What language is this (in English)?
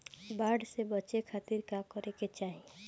Bhojpuri